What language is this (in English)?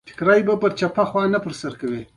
Pashto